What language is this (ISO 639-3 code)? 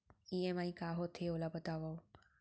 hne